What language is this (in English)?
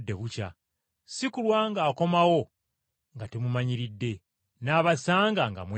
Ganda